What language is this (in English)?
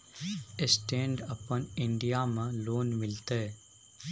Maithili